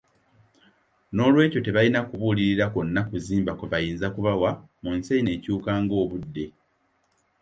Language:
Ganda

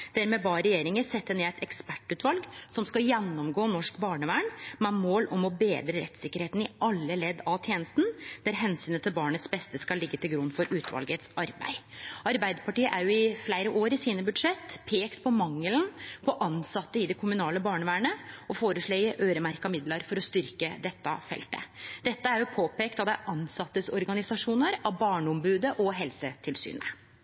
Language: Norwegian Nynorsk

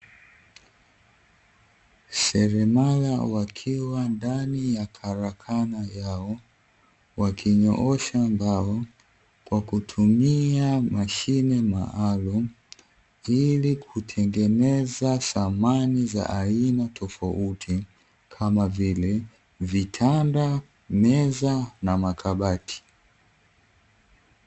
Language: Swahili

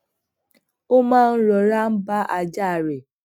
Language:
Yoruba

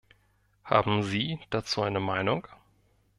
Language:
German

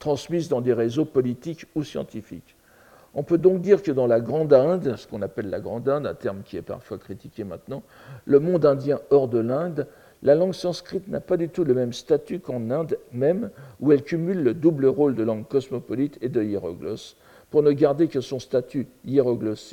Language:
French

